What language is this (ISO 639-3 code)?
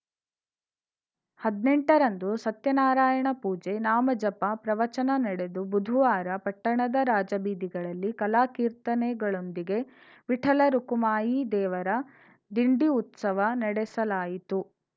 kan